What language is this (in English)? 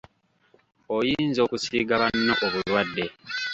Ganda